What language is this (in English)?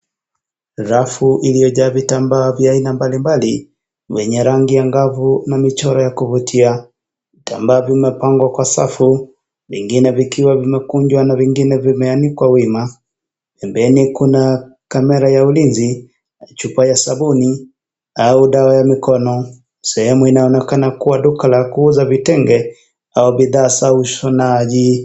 Swahili